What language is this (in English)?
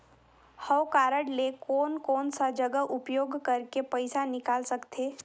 Chhattisgarhi